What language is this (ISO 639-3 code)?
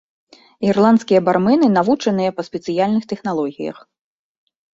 bel